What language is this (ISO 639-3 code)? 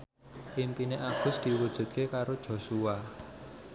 jav